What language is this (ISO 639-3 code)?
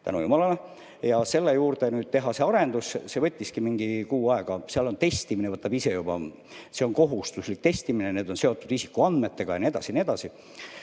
est